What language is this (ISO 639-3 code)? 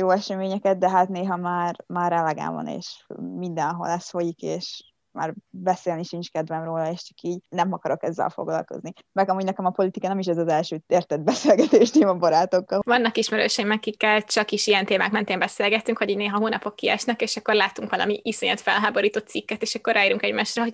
hun